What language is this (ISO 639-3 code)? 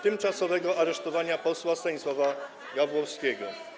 pol